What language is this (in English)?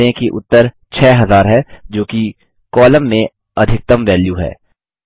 Hindi